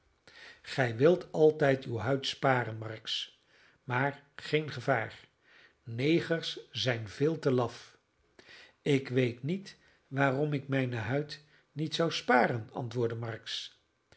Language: Dutch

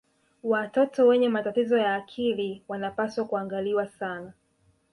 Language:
Swahili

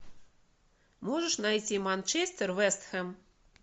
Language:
Russian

